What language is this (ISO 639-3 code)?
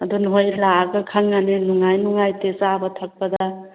mni